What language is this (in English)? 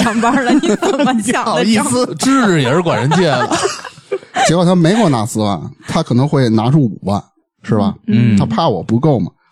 Chinese